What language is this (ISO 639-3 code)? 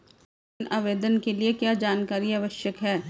hin